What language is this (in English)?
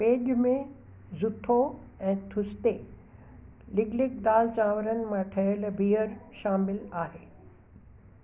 Sindhi